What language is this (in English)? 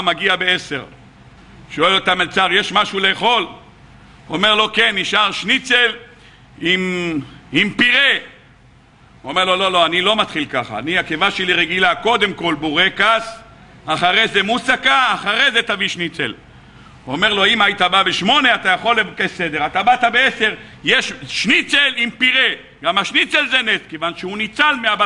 Hebrew